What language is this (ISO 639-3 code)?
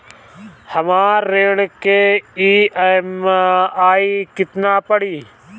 bho